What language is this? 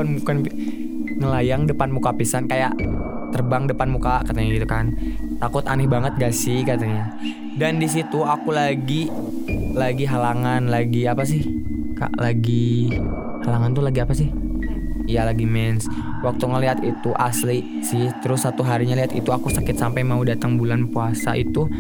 Indonesian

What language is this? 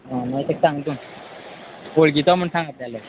Konkani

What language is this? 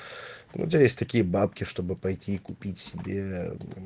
Russian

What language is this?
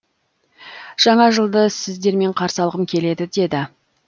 Kazakh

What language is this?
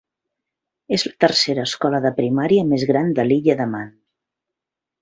Catalan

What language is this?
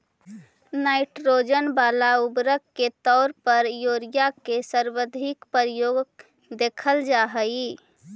Magahi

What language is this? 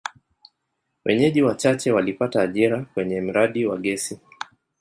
Swahili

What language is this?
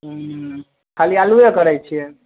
Maithili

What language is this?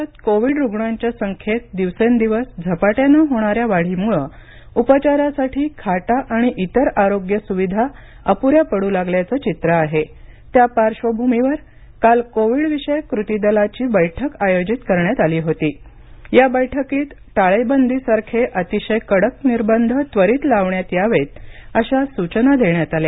Marathi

